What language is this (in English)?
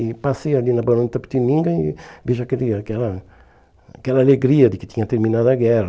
Portuguese